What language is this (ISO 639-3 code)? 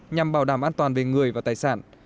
vie